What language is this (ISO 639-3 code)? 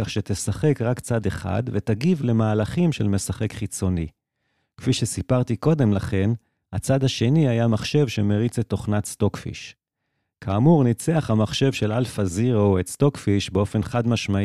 heb